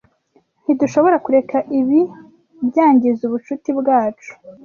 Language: Kinyarwanda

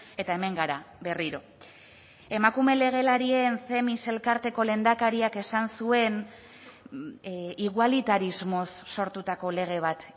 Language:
Basque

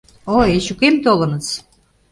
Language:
Mari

